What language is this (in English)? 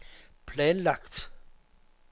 Danish